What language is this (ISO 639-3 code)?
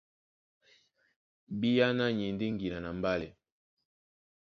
dua